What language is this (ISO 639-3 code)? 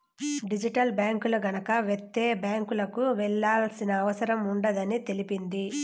tel